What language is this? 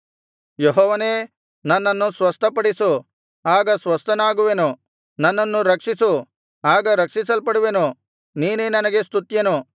Kannada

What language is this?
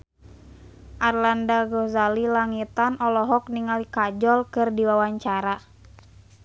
Sundanese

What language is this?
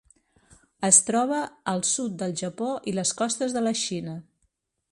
Catalan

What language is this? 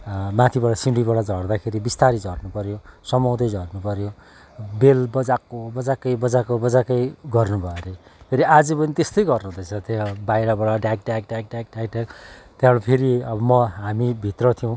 Nepali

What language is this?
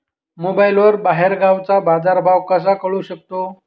Marathi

